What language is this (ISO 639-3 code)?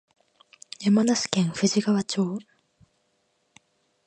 jpn